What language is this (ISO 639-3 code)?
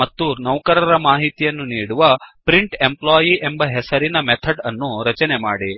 kan